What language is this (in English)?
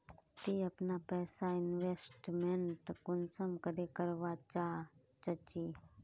Magahi